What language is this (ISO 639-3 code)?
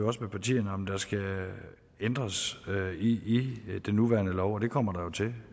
dan